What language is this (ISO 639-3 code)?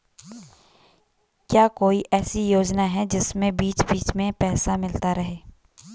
hin